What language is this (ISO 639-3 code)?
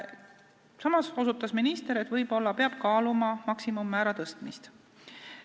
est